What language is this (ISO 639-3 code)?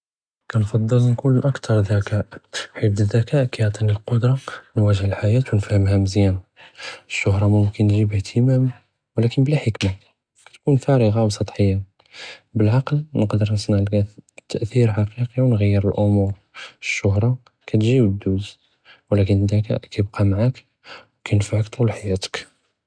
jrb